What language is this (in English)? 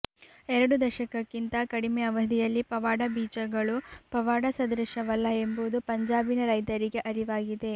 Kannada